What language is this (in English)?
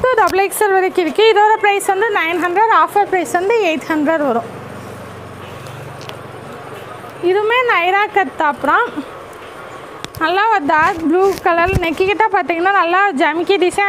Hindi